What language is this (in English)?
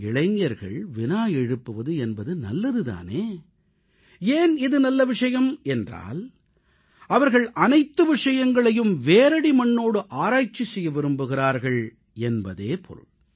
Tamil